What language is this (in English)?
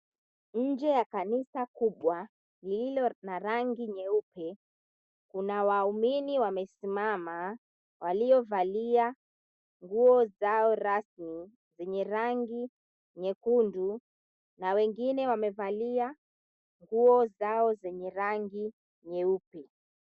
Swahili